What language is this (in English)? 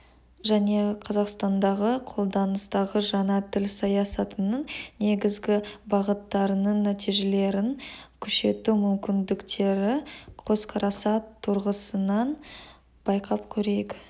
Kazakh